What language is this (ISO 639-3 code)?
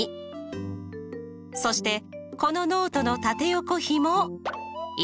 jpn